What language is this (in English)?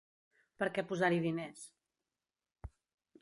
Catalan